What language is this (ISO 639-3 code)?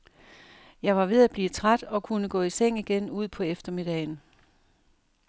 dan